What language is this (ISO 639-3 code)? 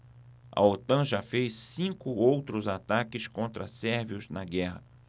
por